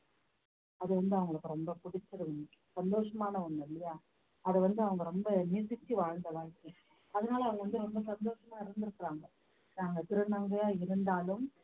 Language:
Tamil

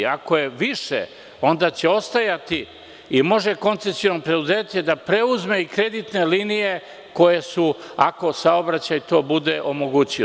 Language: Serbian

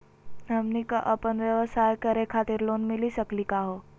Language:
Magahi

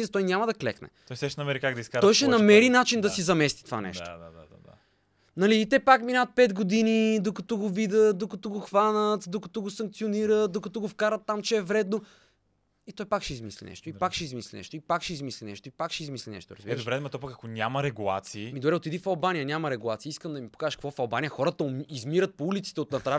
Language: Bulgarian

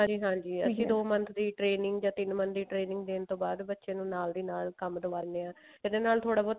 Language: Punjabi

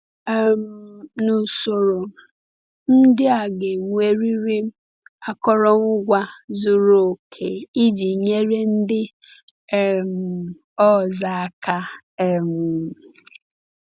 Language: Igbo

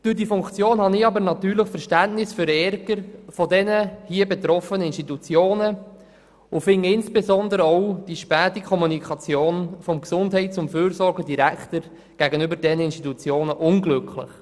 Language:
Swiss German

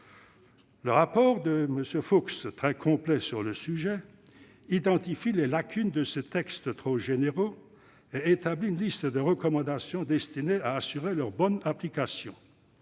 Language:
French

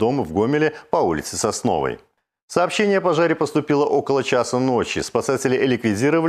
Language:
Russian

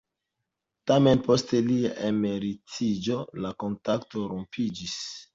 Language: Esperanto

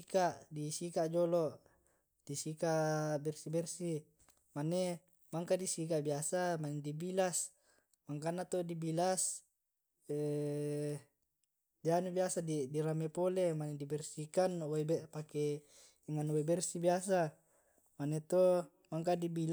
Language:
Tae'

